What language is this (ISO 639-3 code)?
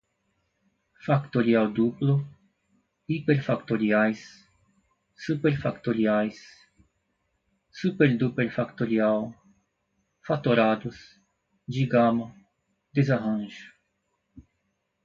por